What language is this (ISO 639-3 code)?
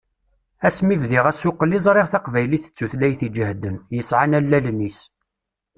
kab